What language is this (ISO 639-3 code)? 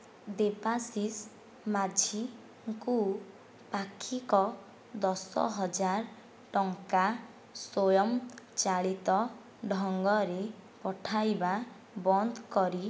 ori